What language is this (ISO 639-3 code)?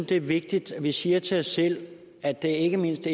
dan